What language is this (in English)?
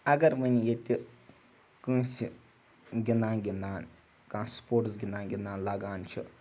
Kashmiri